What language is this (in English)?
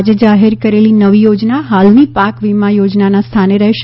Gujarati